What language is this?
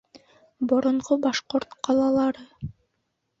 Bashkir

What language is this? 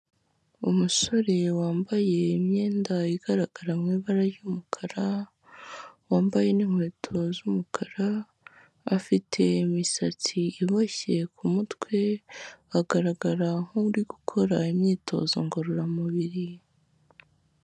Kinyarwanda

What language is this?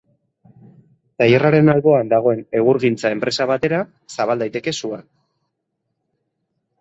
Basque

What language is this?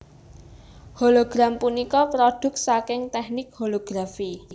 Javanese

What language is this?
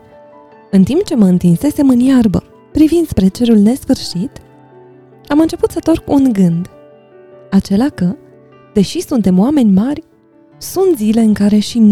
Romanian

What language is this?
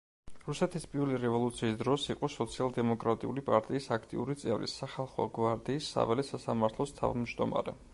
Georgian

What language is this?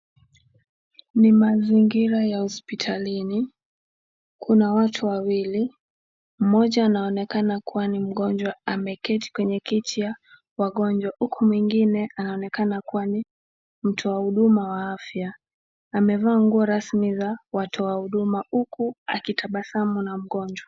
Swahili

